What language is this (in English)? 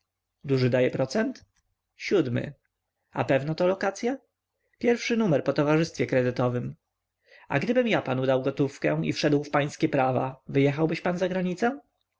Polish